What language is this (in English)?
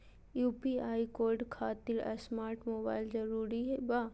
Magahi